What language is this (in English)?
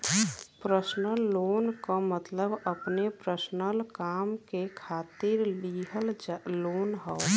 Bhojpuri